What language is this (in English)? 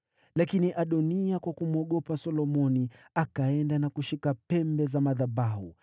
Swahili